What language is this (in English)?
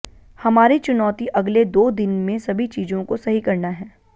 Hindi